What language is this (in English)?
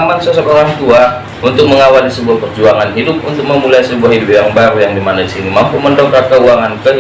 Indonesian